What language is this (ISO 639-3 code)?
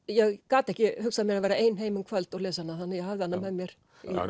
isl